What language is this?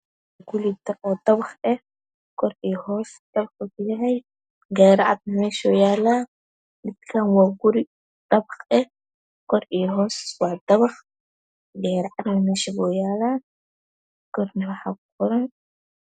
Somali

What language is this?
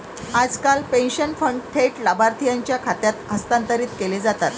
Marathi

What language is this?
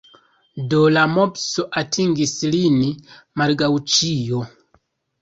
Esperanto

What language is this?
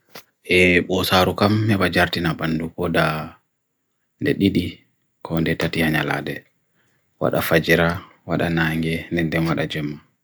Bagirmi Fulfulde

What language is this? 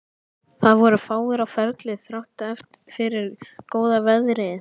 Icelandic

